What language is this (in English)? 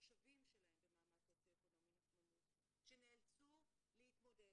Hebrew